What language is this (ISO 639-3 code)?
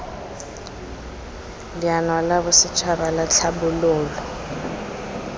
tsn